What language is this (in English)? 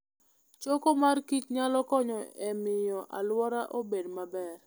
Luo (Kenya and Tanzania)